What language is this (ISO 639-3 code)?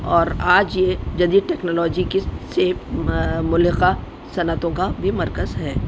urd